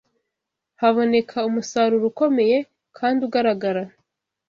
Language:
Kinyarwanda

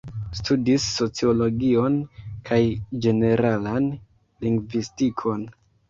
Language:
Esperanto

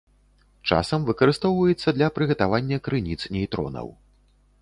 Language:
Belarusian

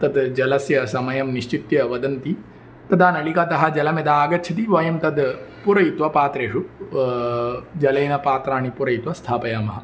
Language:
Sanskrit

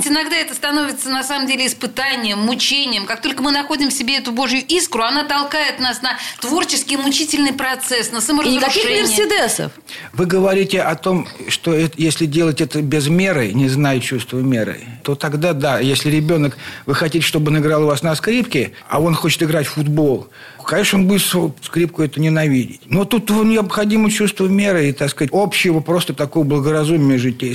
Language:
Russian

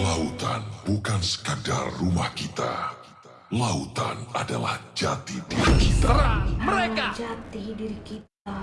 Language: Indonesian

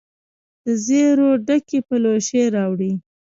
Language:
Pashto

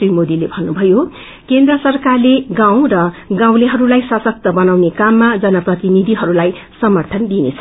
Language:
Nepali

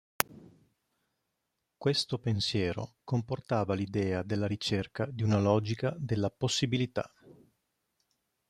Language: Italian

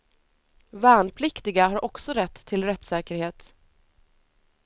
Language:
Swedish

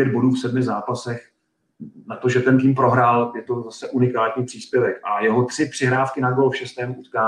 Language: Czech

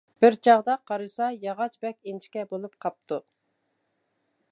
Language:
Uyghur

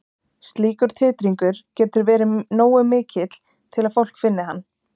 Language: Icelandic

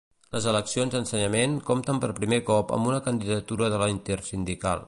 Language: Catalan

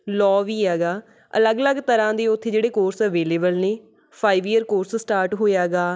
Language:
Punjabi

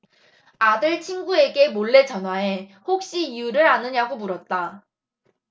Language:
Korean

